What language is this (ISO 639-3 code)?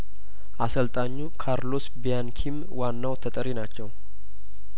amh